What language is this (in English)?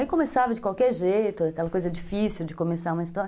Portuguese